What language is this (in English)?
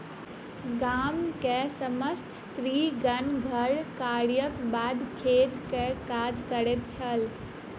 Maithili